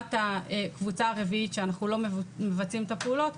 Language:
Hebrew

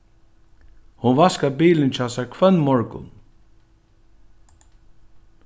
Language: Faroese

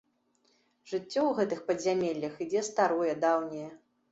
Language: Belarusian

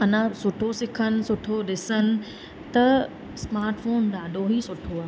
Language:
Sindhi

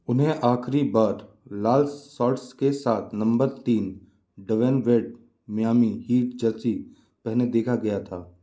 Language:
Hindi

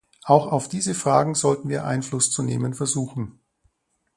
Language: German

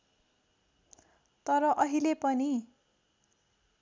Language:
Nepali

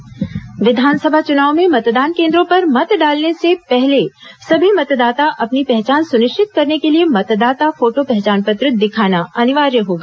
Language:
Hindi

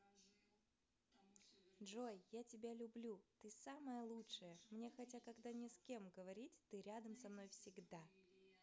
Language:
Russian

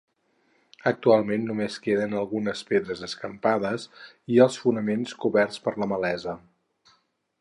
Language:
Catalan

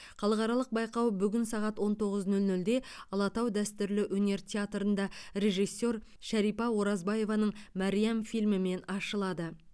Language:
Kazakh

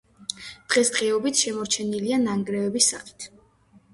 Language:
Georgian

